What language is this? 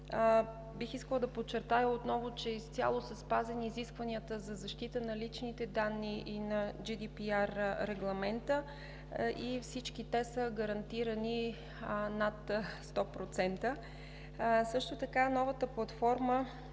Bulgarian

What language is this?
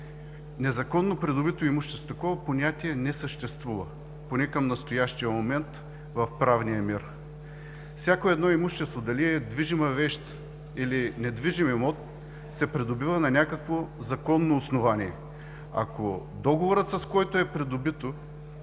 Bulgarian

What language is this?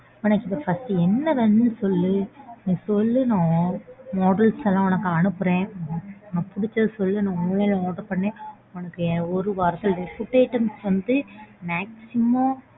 Tamil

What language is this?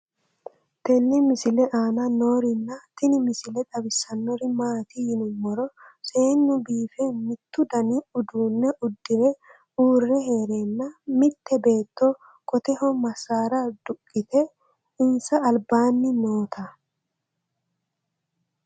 Sidamo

